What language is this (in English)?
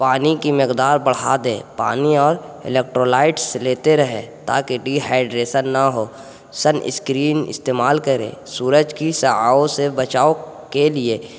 Urdu